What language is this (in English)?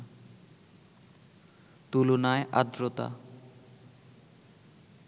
Bangla